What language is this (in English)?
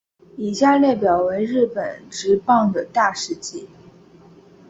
Chinese